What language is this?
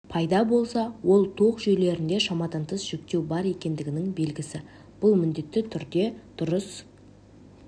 Kazakh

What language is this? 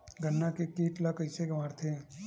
Chhattisgarhi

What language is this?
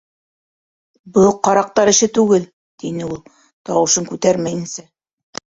Bashkir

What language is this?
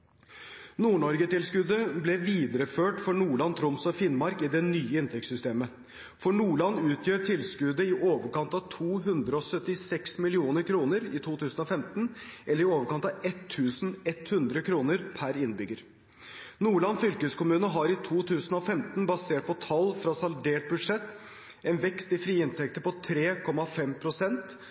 Norwegian Bokmål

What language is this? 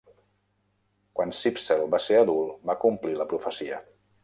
Catalan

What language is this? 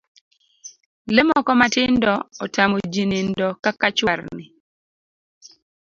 Luo (Kenya and Tanzania)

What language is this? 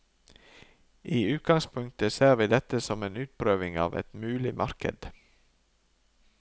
Norwegian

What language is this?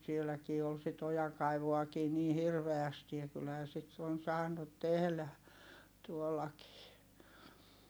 Finnish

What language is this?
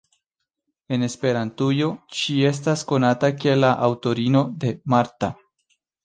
Esperanto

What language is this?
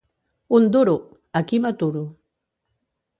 Catalan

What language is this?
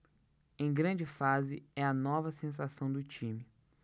Portuguese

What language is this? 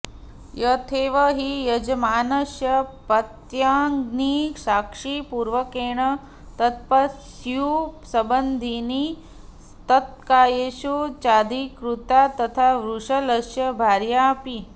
Sanskrit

